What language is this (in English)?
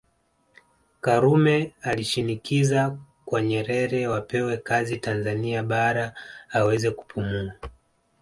Swahili